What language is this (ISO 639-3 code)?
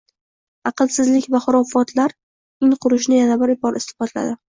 uzb